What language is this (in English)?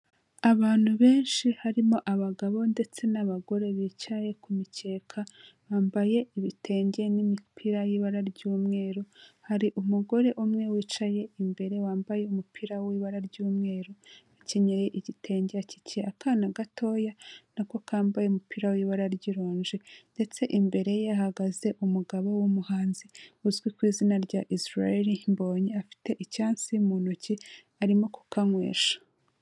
Kinyarwanda